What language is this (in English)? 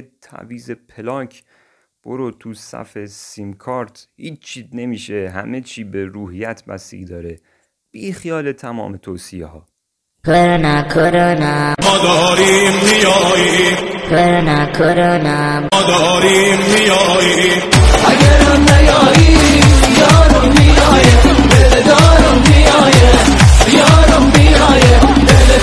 Persian